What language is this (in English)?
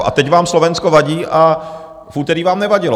Czech